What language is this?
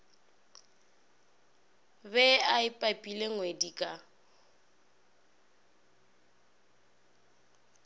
Northern Sotho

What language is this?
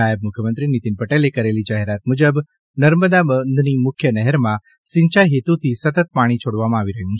Gujarati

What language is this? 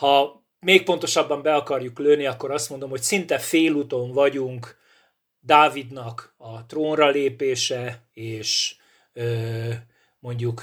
Hungarian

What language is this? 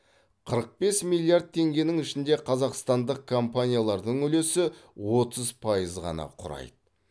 Kazakh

